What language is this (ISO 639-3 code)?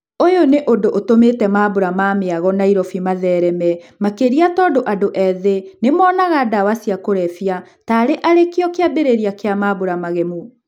kik